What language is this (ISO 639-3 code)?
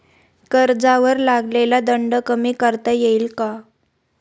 mar